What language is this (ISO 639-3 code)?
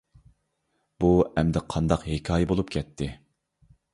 uig